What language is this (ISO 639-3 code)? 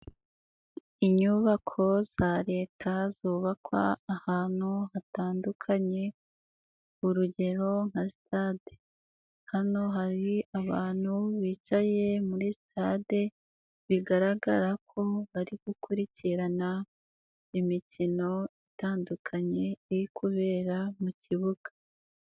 kin